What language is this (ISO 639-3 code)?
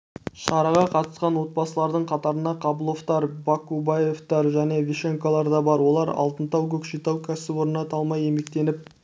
kaz